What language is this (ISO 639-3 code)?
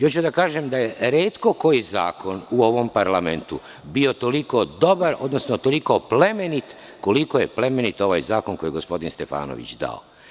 srp